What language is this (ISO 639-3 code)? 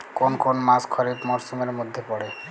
ben